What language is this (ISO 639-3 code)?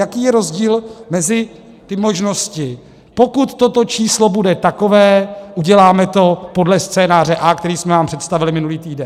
ces